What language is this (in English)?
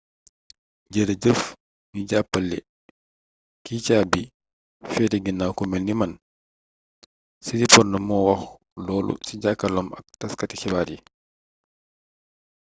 Wolof